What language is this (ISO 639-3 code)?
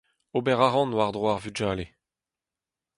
bre